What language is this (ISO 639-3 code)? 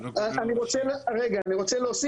heb